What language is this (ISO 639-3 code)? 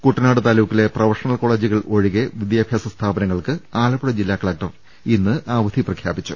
mal